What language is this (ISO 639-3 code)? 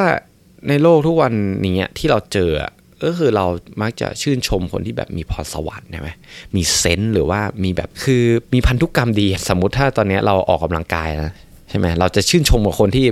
tha